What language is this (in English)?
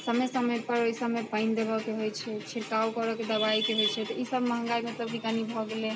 Maithili